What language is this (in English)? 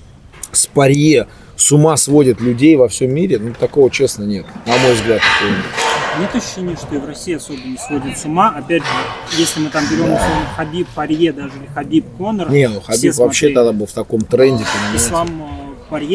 Russian